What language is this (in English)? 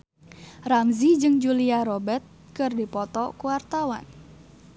Sundanese